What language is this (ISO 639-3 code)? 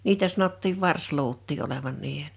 fin